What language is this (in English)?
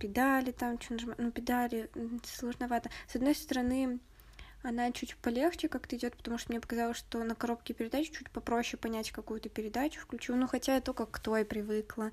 Russian